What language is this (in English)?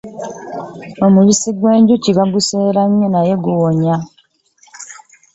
Ganda